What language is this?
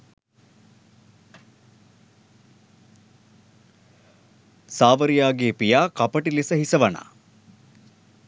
Sinhala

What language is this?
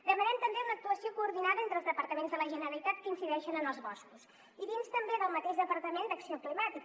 Catalan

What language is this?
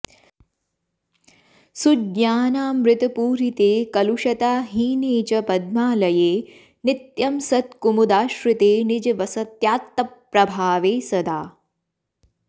Sanskrit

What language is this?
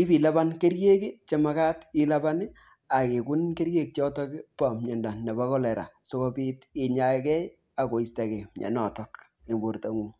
Kalenjin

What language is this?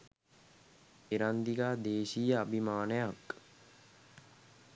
Sinhala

